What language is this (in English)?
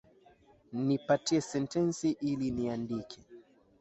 Swahili